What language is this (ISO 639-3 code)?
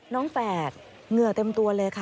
tha